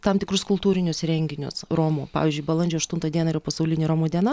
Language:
Lithuanian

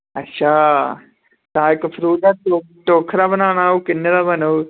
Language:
Dogri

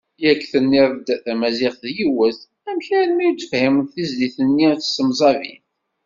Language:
Kabyle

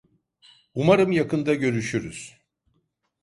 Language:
Turkish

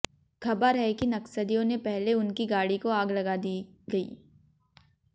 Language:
Hindi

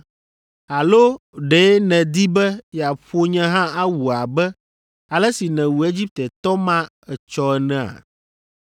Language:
Ewe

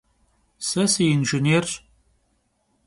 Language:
Kabardian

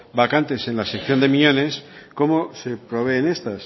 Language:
Spanish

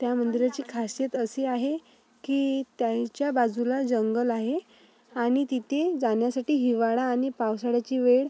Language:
Marathi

